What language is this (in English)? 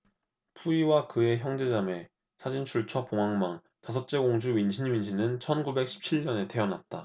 Korean